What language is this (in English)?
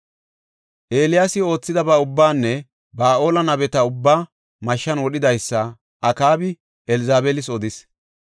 Gofa